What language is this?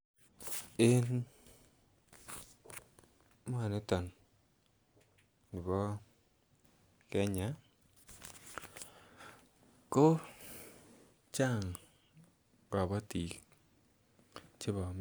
Kalenjin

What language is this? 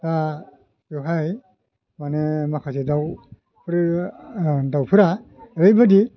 Bodo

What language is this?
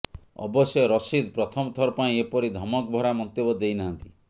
Odia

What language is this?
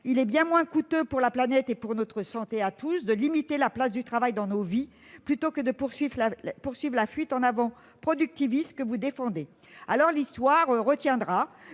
French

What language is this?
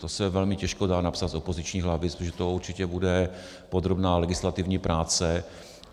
Czech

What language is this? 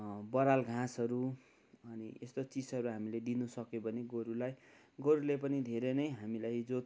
Nepali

